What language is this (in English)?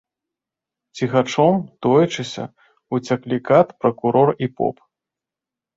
Belarusian